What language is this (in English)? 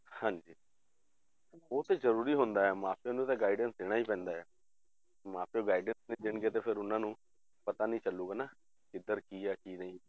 Punjabi